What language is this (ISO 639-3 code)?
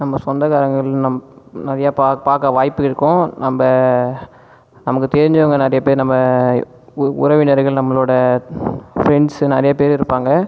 tam